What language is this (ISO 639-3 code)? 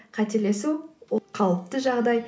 kaz